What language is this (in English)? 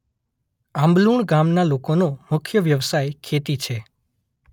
Gujarati